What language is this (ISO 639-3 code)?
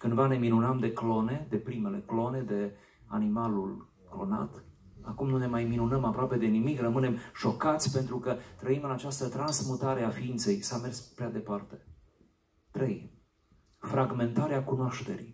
ron